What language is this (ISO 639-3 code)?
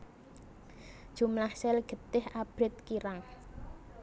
jav